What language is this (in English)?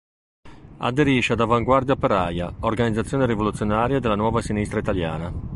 Italian